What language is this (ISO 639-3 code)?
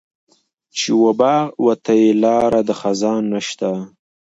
pus